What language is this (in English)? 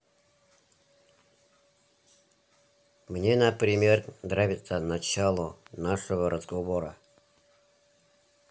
Russian